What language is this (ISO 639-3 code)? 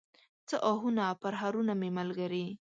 pus